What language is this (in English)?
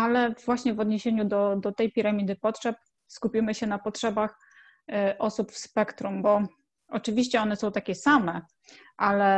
Polish